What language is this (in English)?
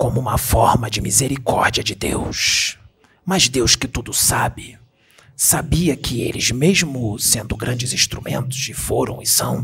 Portuguese